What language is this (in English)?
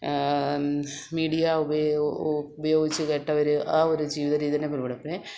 Malayalam